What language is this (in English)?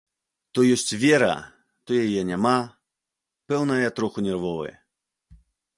Belarusian